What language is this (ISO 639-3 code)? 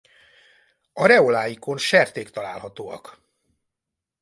hun